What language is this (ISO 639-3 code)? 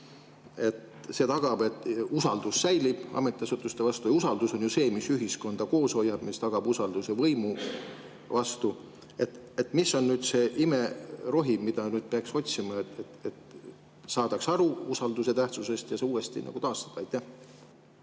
est